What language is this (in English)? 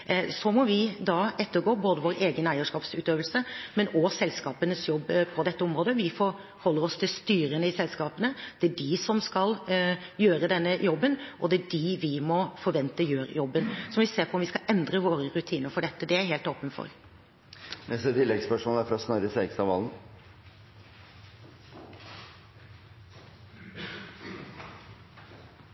Norwegian